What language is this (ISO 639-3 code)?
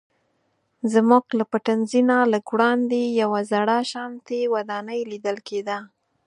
pus